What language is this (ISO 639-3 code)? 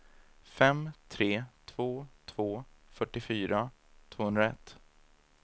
swe